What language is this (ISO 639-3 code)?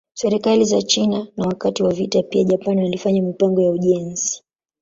swa